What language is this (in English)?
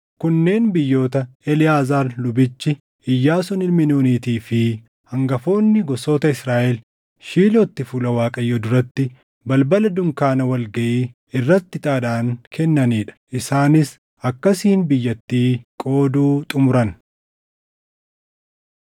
Oromo